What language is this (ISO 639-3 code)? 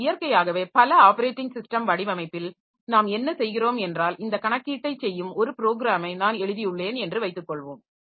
tam